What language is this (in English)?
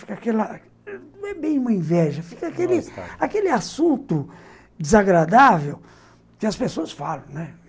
Portuguese